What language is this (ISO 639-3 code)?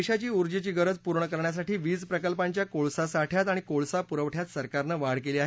mar